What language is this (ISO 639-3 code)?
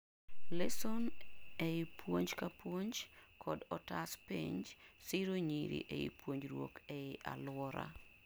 luo